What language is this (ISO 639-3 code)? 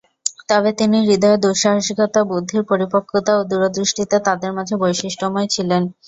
ben